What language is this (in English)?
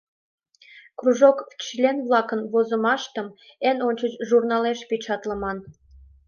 Mari